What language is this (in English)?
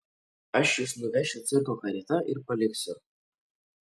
Lithuanian